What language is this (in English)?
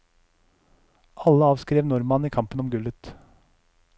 Norwegian